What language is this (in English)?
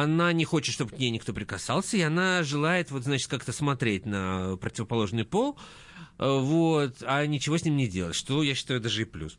Russian